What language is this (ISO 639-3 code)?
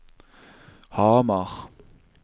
nor